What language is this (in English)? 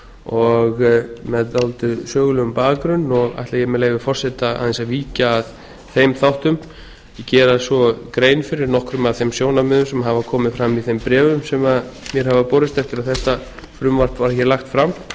Icelandic